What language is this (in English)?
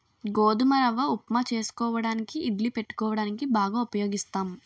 Telugu